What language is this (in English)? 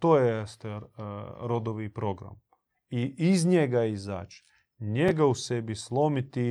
Croatian